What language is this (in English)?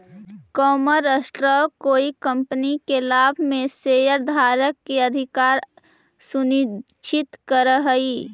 Magahi